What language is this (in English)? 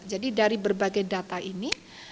Indonesian